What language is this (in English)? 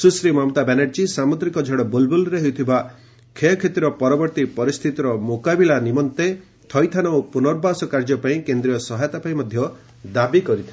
Odia